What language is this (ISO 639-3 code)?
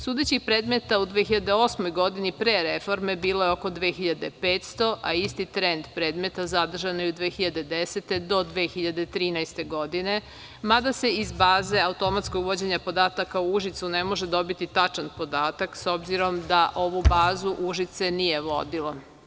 srp